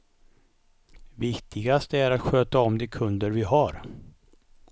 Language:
Swedish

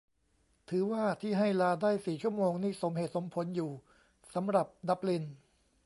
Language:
Thai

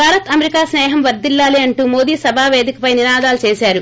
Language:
Telugu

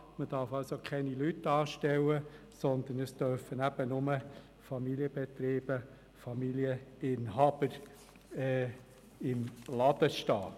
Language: Swiss German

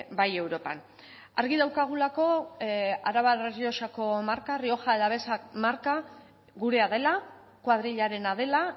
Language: Basque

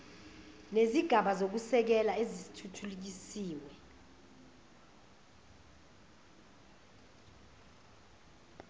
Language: Zulu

